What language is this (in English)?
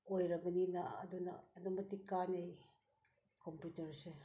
Manipuri